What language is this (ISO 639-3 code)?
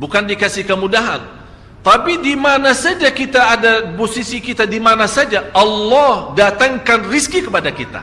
msa